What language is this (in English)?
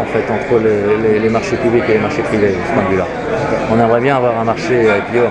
French